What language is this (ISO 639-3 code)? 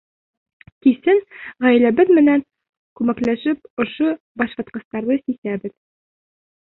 bak